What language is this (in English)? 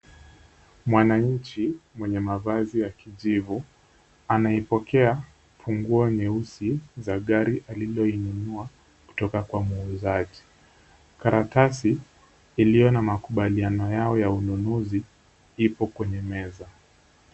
Swahili